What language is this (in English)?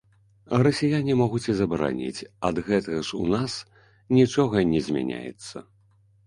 Belarusian